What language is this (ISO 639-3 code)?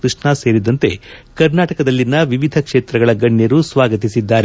kan